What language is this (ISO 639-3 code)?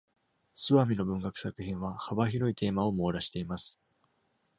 jpn